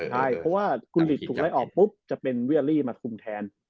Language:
Thai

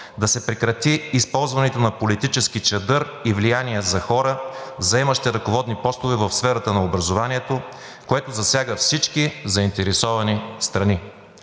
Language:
Bulgarian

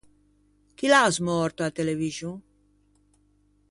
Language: Ligurian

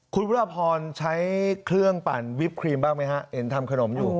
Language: Thai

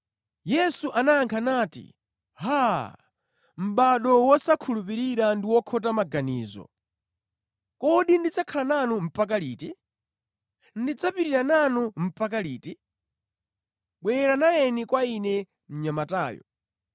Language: Nyanja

